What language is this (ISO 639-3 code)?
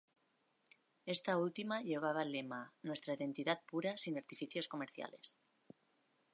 spa